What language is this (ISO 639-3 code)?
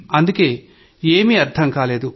tel